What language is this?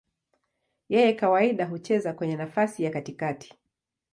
Swahili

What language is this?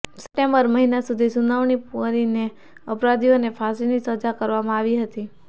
Gujarati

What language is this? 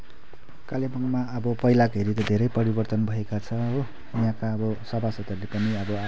Nepali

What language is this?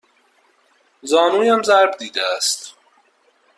Persian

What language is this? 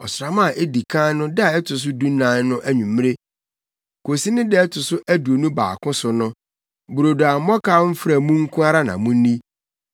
Akan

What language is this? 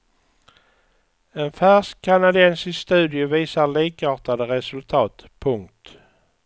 Swedish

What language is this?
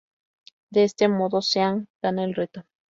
Spanish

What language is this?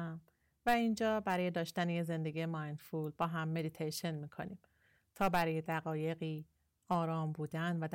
Persian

